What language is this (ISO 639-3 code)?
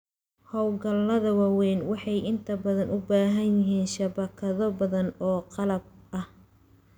som